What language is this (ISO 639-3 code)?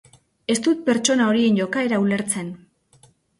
eus